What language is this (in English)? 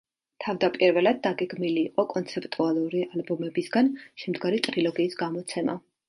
Georgian